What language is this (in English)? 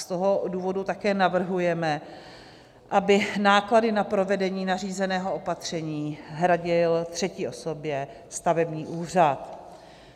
Czech